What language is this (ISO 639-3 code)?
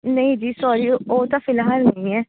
pan